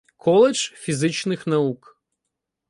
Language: Ukrainian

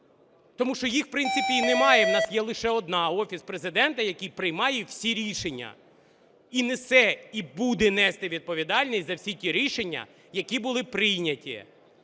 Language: Ukrainian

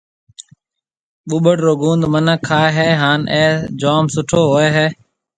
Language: Marwari (Pakistan)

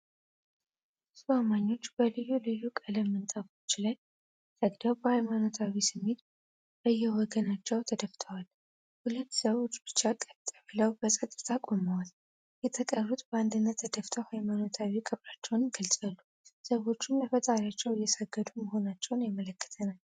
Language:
Amharic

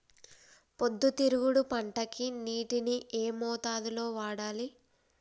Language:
Telugu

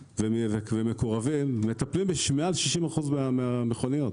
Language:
Hebrew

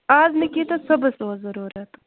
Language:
Kashmiri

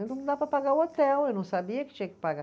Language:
Portuguese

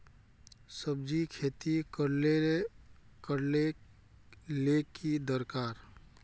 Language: Magahi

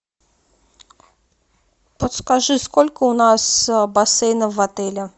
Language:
Russian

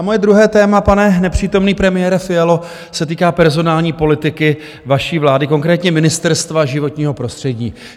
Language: Czech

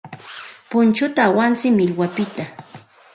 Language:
Santa Ana de Tusi Pasco Quechua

